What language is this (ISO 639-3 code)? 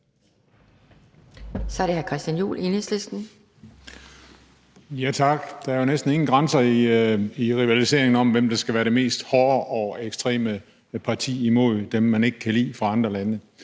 dan